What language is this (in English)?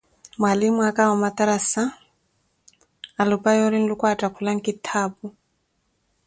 Koti